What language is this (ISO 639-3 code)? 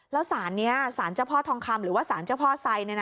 tha